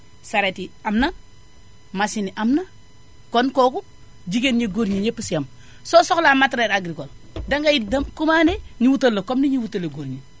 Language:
Wolof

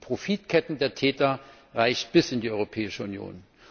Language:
German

